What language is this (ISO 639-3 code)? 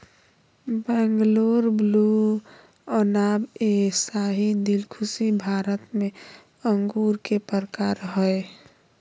mag